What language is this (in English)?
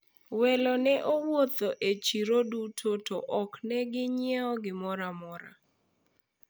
Luo (Kenya and Tanzania)